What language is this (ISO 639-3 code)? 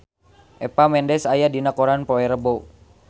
sun